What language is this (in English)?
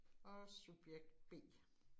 Danish